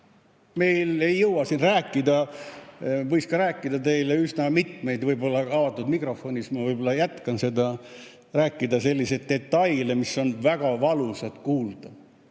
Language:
Estonian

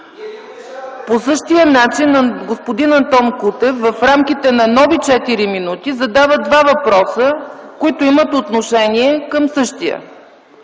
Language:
Bulgarian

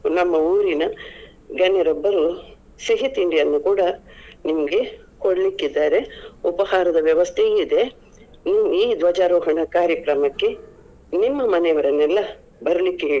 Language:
Kannada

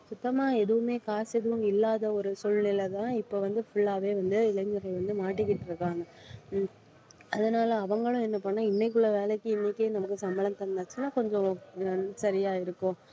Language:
Tamil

